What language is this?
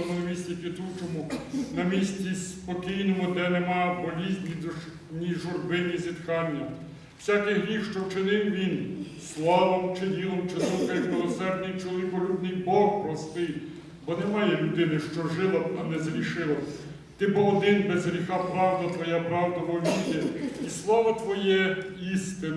Ukrainian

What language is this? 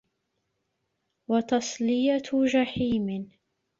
Arabic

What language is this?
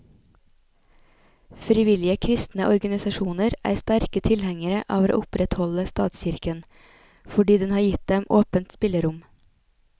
Norwegian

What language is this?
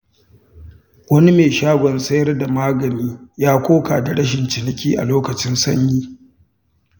Hausa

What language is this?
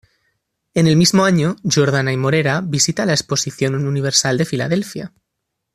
Spanish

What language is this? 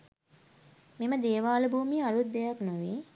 Sinhala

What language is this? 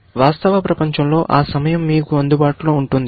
Telugu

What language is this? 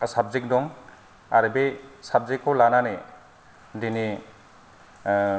Bodo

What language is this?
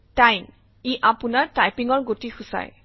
Assamese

